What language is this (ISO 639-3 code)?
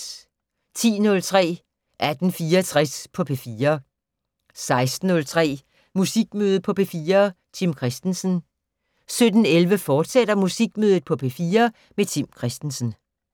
dan